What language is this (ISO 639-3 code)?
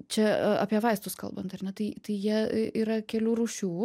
lit